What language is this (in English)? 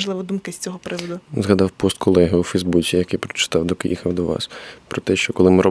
Ukrainian